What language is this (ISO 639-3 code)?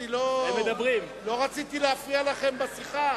heb